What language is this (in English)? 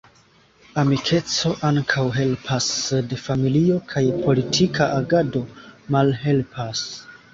Esperanto